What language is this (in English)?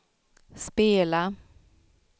Swedish